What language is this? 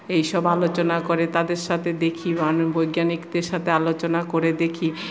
Bangla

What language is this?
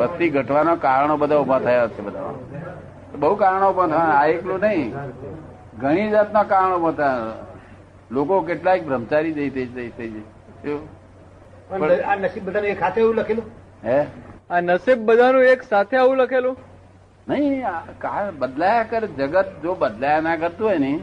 Gujarati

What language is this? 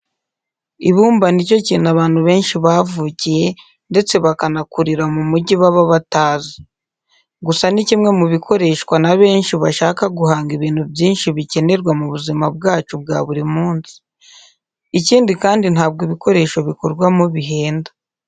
Kinyarwanda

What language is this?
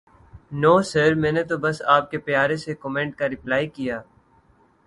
Urdu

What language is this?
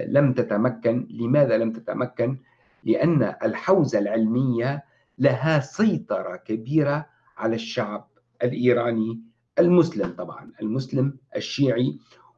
Arabic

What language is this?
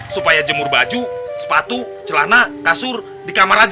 Indonesian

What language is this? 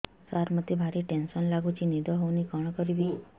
Odia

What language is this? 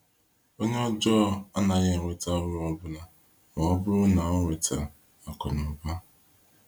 Igbo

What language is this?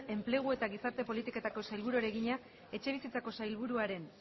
Basque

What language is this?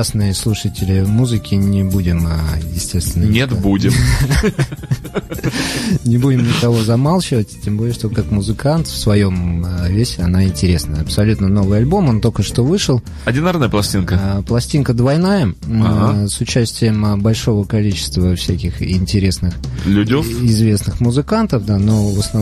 Russian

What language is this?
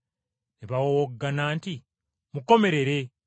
Ganda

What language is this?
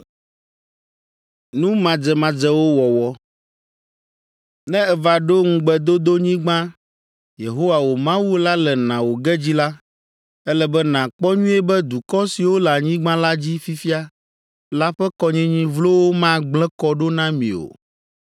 Ewe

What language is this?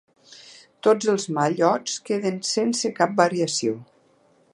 Catalan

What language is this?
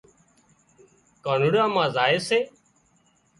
Wadiyara Koli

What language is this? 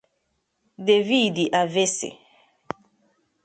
Igbo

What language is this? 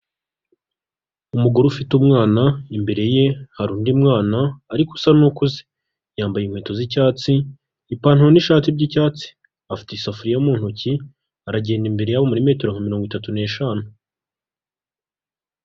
Kinyarwanda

